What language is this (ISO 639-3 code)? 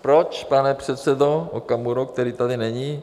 ces